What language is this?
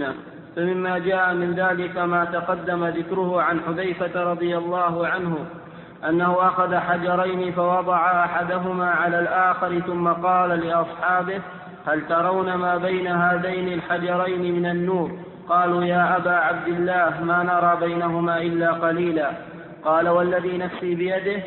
Arabic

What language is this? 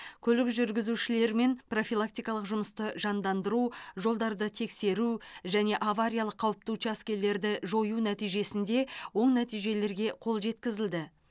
Kazakh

